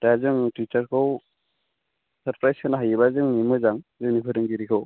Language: Bodo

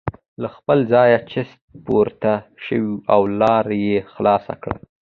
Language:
Pashto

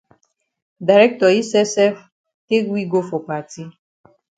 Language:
Cameroon Pidgin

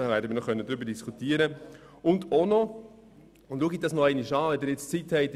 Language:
Swiss German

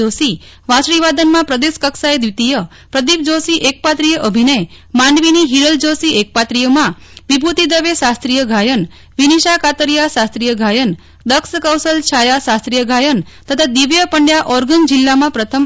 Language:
Gujarati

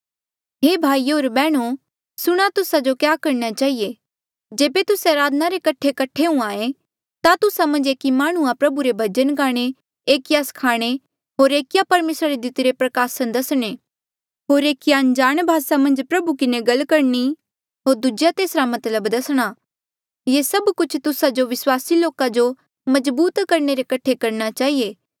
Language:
Mandeali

